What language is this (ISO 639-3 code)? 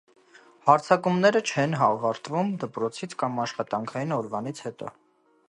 hye